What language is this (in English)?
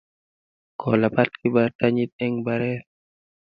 Kalenjin